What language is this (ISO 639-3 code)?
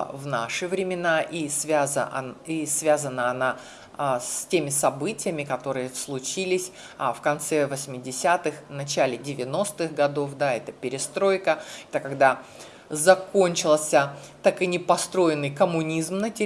rus